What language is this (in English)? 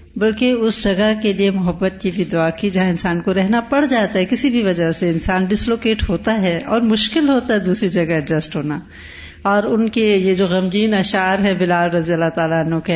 Urdu